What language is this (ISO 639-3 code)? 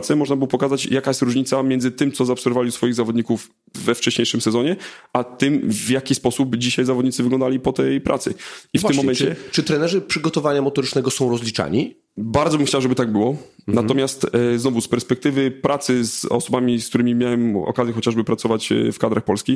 pol